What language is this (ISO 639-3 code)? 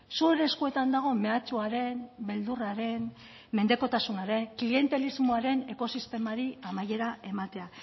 eus